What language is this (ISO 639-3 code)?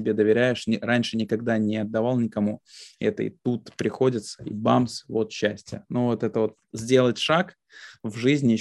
rus